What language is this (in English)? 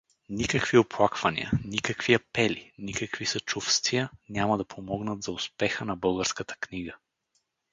Bulgarian